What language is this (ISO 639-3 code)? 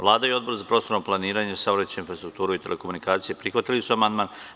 srp